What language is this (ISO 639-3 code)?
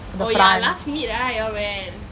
eng